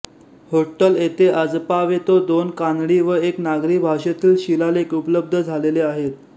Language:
Marathi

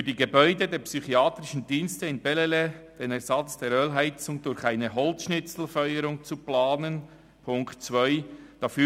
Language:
Swiss German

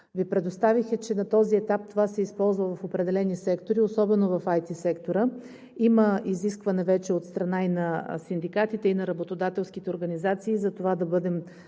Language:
Bulgarian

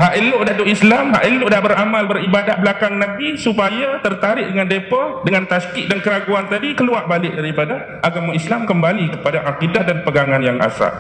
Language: Malay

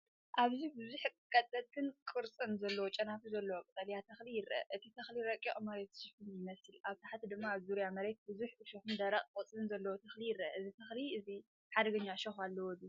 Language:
Tigrinya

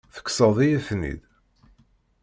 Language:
Kabyle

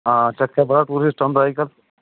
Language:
Dogri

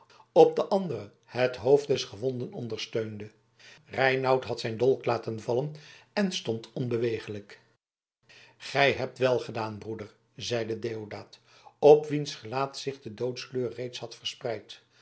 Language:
Dutch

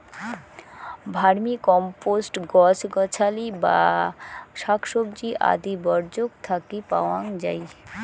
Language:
Bangla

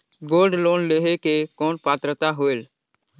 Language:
Chhattisgarhi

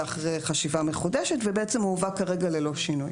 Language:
Hebrew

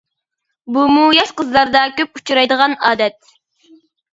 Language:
Uyghur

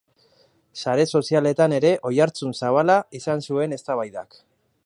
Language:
Basque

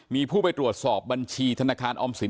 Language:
Thai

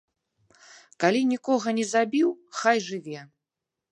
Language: Belarusian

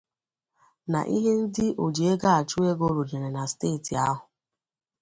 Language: Igbo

